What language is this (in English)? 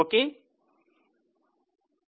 Telugu